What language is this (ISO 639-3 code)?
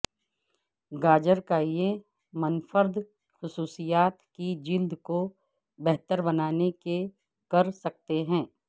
urd